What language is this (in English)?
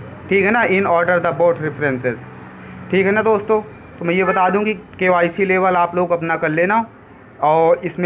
Hindi